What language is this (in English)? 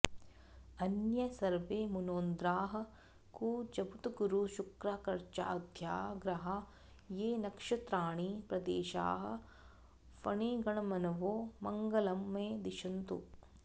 Sanskrit